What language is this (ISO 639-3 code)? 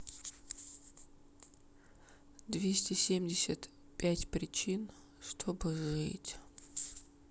rus